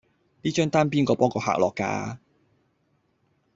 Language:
Cantonese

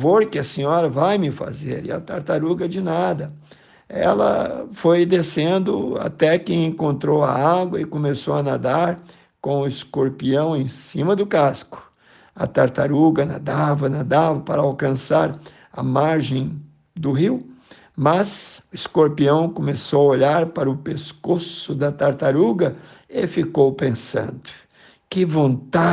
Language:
Portuguese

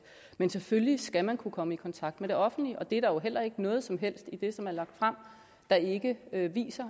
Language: Danish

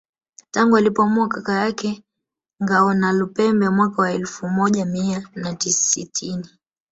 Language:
Swahili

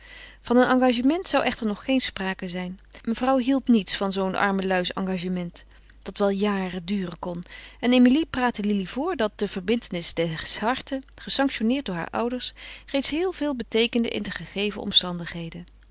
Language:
Dutch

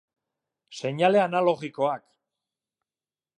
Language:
Basque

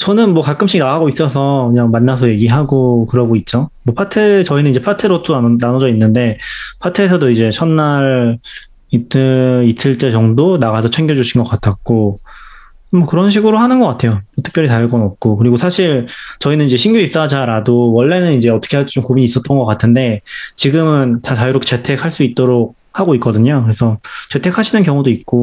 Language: Korean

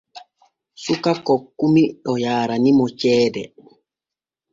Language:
Borgu Fulfulde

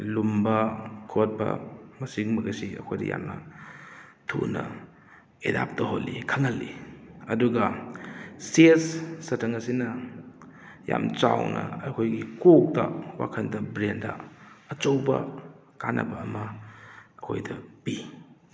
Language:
Manipuri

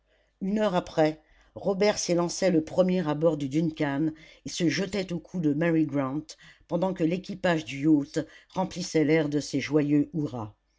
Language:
French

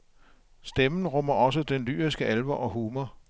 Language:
Danish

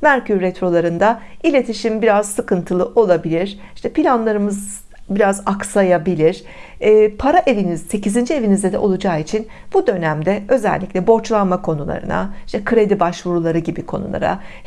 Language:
Turkish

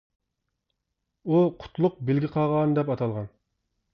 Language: Uyghur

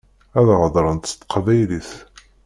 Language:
Kabyle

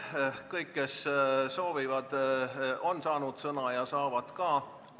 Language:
Estonian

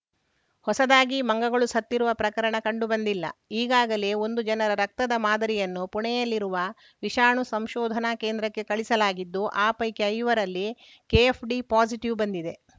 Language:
Kannada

